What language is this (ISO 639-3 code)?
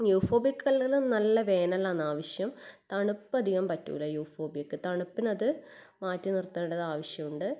mal